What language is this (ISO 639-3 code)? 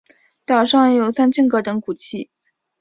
zho